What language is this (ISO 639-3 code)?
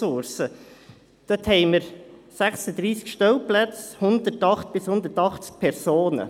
gsw